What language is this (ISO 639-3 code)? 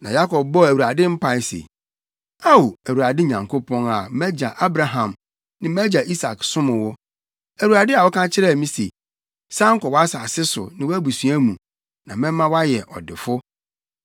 aka